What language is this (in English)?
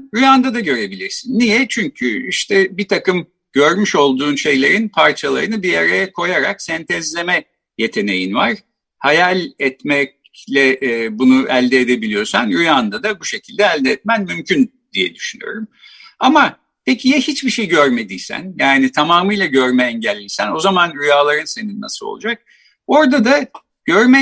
Turkish